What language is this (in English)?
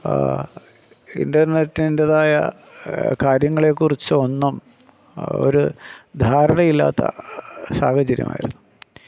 Malayalam